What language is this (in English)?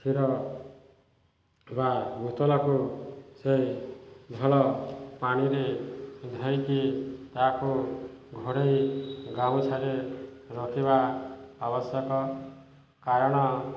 Odia